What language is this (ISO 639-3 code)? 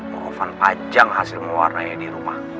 ind